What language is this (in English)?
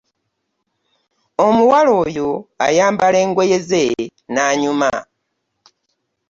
Ganda